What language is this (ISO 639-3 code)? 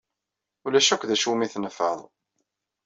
kab